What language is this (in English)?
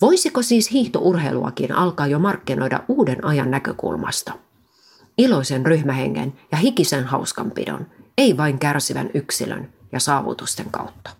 Finnish